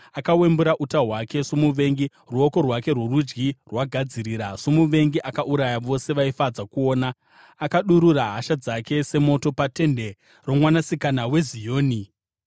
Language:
Shona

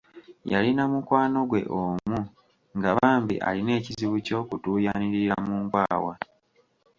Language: Ganda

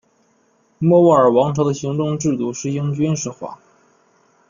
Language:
Chinese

